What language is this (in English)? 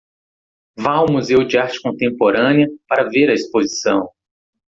Portuguese